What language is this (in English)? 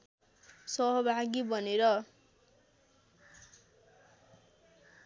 Nepali